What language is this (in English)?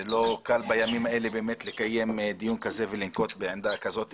Hebrew